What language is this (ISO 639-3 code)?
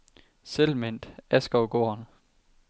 dan